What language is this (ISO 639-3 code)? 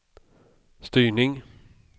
swe